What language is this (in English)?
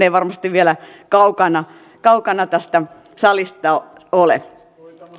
Finnish